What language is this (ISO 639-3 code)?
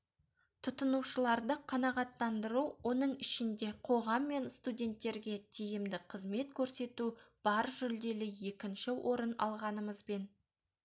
kaz